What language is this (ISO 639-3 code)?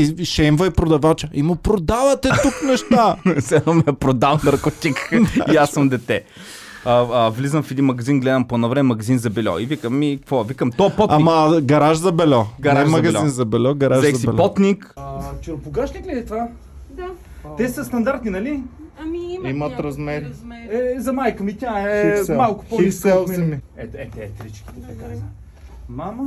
bul